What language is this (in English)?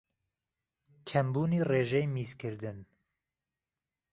Central Kurdish